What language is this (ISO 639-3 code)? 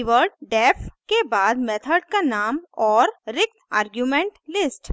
hin